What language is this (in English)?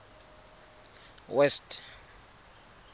Tswana